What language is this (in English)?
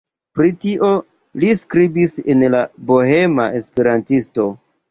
Esperanto